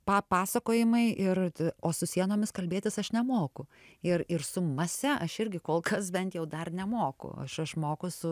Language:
Lithuanian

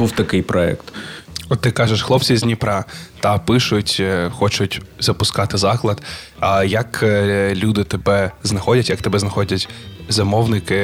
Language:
Ukrainian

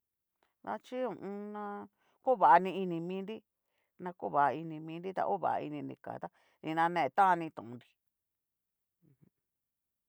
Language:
Cacaloxtepec Mixtec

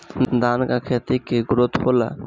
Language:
Bhojpuri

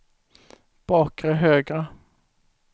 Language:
Swedish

